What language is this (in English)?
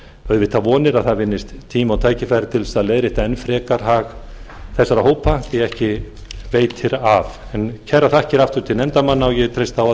Icelandic